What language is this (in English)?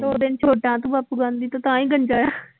Punjabi